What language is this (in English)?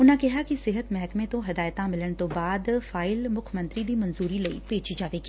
Punjabi